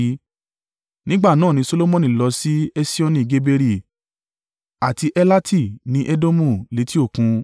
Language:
Yoruba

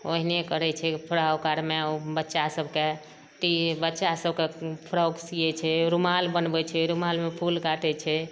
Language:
Maithili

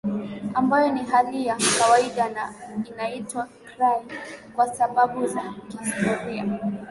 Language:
Swahili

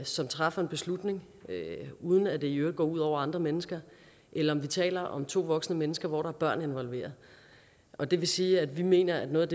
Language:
Danish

